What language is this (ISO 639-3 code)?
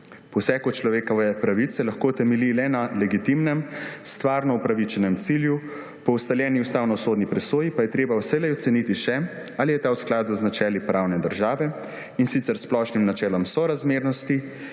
slv